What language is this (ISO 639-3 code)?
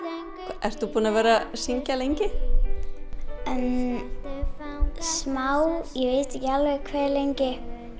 isl